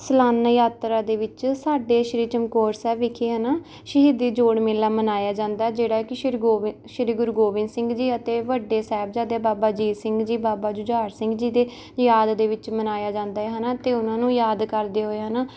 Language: Punjabi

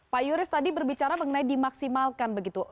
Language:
Indonesian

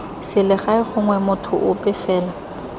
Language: Tswana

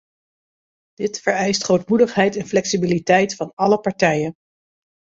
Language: Dutch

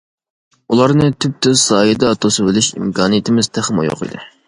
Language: Uyghur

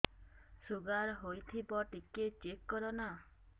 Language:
Odia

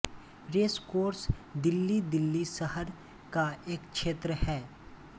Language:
Hindi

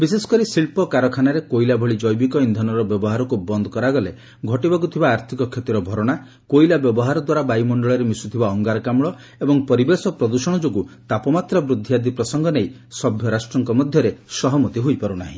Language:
Odia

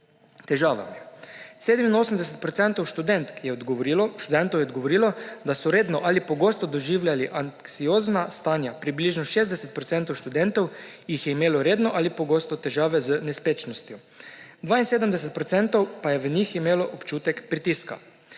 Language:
Slovenian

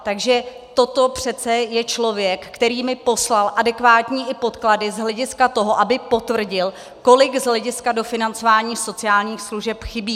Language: Czech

